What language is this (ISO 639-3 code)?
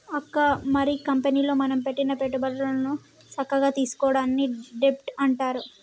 tel